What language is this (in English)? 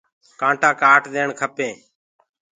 Gurgula